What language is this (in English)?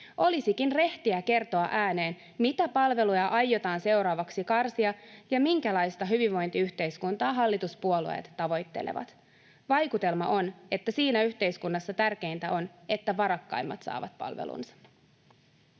Finnish